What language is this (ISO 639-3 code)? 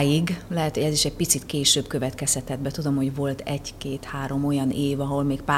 hun